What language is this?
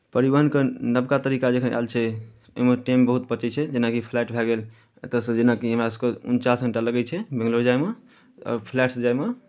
Maithili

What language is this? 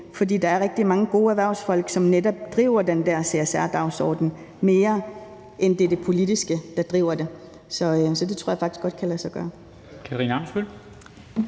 Danish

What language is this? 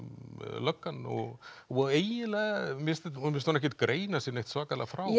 Icelandic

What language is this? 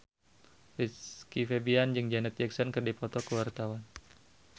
Sundanese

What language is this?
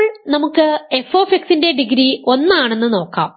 Malayalam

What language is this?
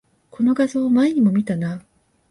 Japanese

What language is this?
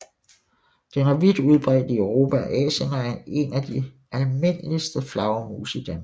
Danish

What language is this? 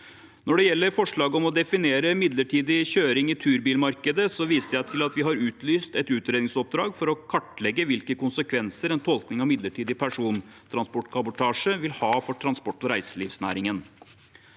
Norwegian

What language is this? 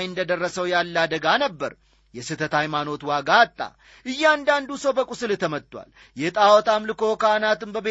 Amharic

